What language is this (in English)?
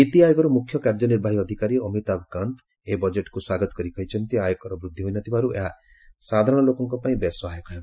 Odia